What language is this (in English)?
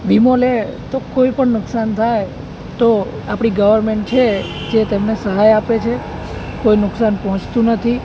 Gujarati